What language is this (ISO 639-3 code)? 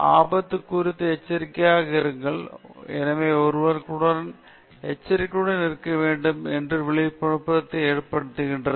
tam